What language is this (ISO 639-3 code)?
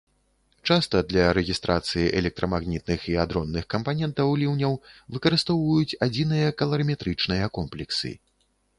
bel